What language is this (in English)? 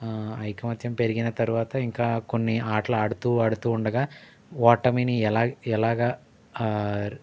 Telugu